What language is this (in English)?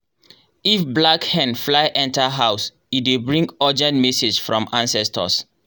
Nigerian Pidgin